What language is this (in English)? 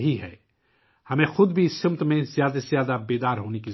Urdu